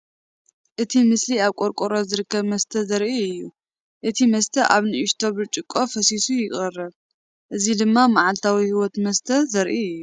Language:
Tigrinya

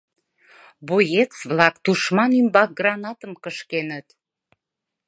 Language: Mari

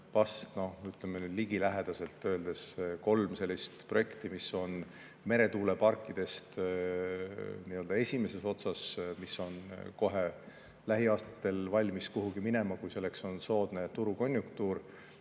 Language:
Estonian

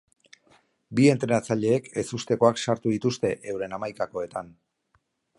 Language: Basque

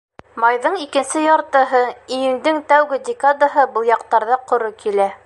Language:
Bashkir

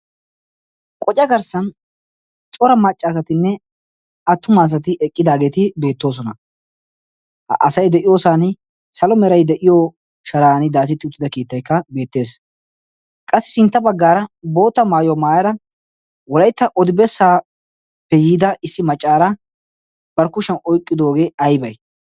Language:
Wolaytta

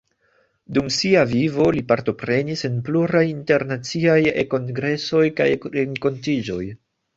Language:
Esperanto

